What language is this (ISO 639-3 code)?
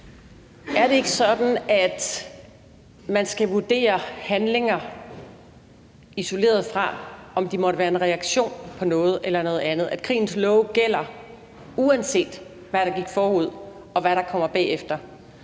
dan